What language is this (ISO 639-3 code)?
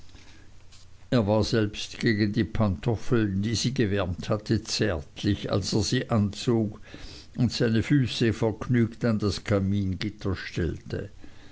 deu